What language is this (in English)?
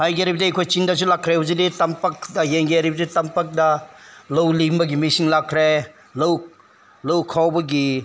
Manipuri